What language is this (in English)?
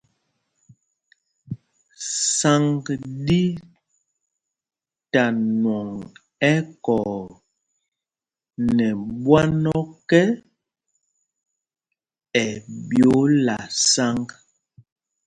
Mpumpong